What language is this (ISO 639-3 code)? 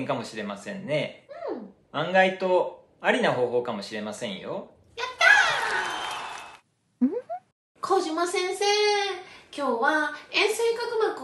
jpn